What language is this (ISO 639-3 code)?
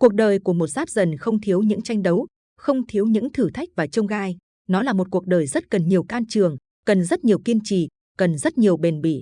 vie